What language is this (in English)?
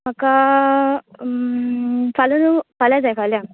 Konkani